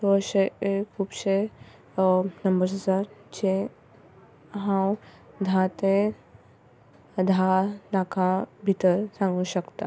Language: Konkani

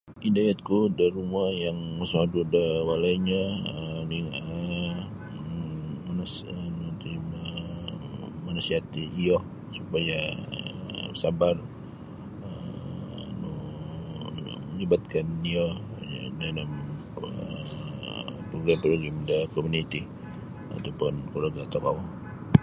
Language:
Sabah Bisaya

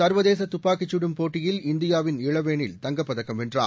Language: Tamil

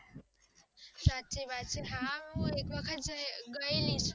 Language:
Gujarati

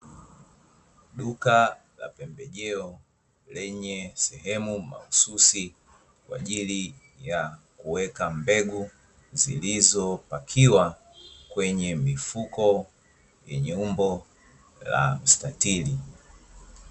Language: Swahili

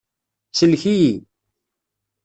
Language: Kabyle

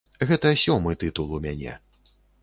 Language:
Belarusian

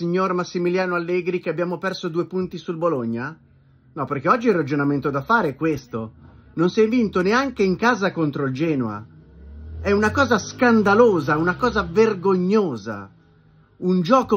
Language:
Italian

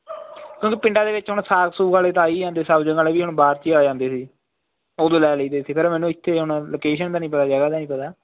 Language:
Punjabi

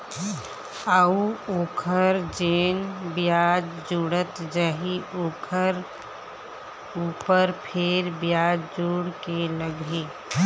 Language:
Chhattisgarhi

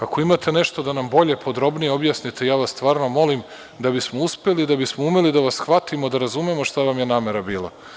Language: Serbian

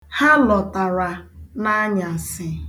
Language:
Igbo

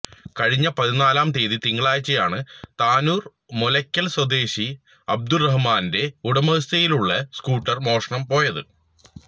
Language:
Malayalam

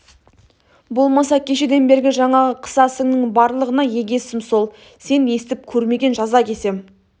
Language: Kazakh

